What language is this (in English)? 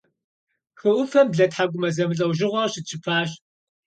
Kabardian